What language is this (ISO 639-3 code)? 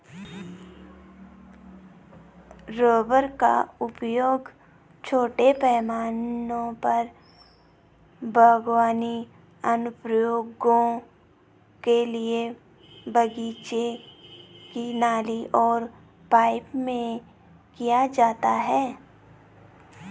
hin